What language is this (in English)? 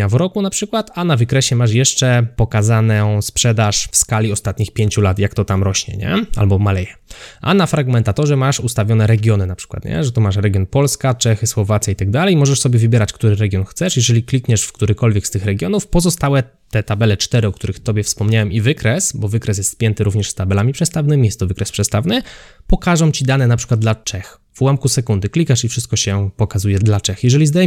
Polish